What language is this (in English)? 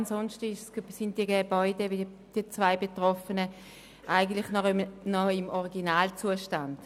Swiss German